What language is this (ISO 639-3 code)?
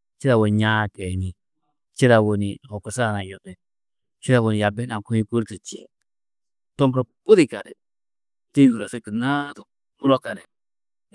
tuq